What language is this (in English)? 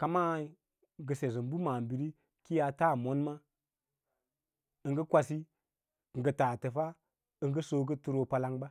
Lala-Roba